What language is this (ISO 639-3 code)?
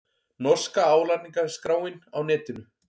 isl